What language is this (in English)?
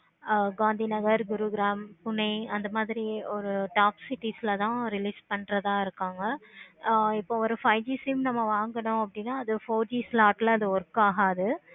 Tamil